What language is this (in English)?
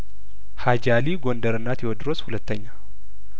Amharic